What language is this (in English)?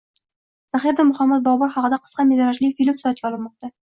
Uzbek